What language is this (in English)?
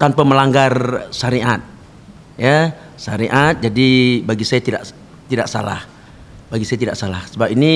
Malay